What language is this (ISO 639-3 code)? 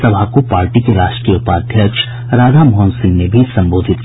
hin